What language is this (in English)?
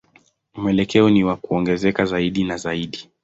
Swahili